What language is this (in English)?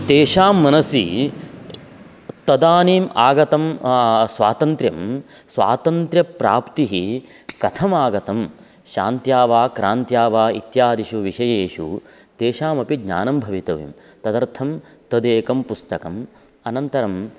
Sanskrit